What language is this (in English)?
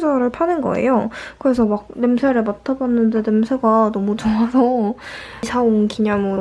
Korean